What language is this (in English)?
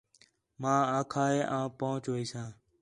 Khetrani